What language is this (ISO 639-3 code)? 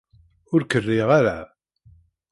kab